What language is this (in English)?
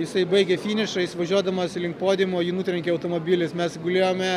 Lithuanian